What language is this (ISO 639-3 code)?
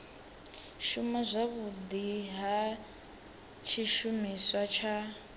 ven